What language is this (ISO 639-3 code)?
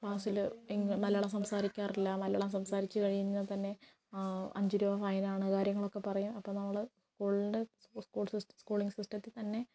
mal